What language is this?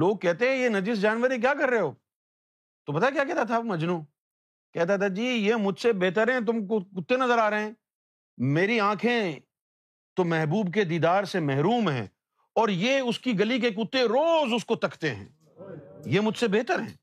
Urdu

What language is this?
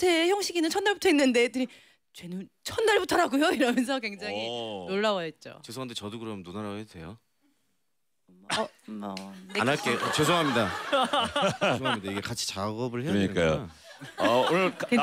Korean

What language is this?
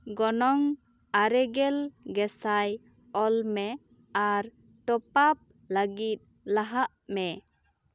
Santali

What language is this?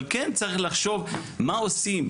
Hebrew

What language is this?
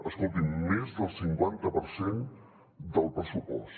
Catalan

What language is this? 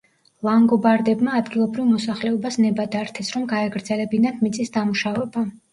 Georgian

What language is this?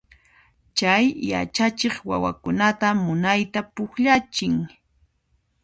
Puno Quechua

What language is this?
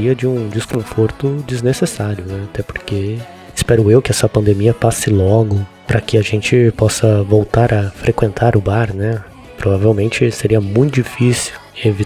Portuguese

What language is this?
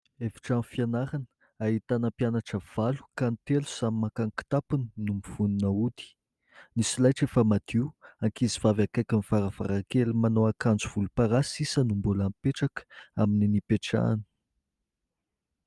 Malagasy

